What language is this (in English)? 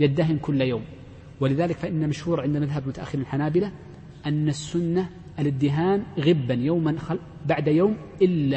Arabic